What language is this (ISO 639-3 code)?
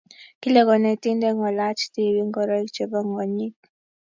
kln